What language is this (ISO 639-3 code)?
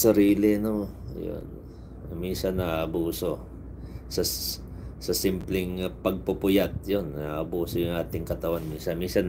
fil